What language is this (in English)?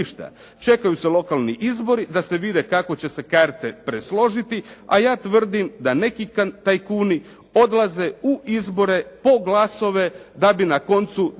Croatian